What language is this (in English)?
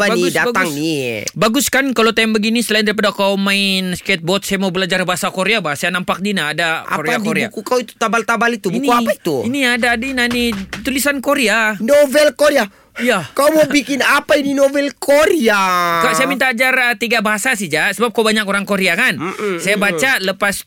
Malay